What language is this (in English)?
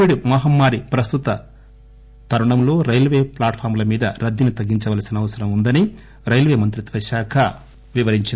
Telugu